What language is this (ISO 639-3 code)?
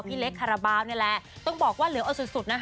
tha